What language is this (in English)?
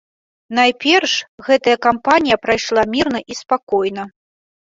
Belarusian